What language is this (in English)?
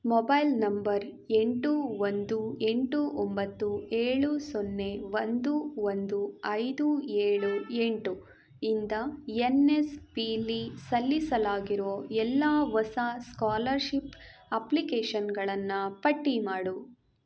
Kannada